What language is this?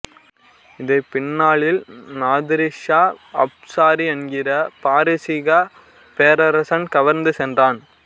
Tamil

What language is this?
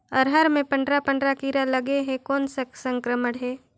Chhattisgarhi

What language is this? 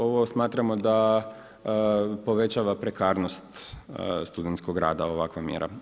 Croatian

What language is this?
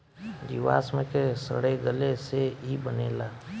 Bhojpuri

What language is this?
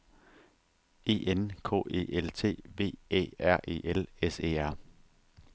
Danish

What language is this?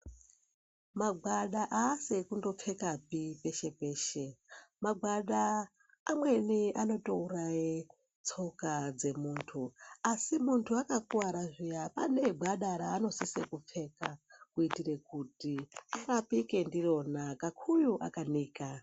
Ndau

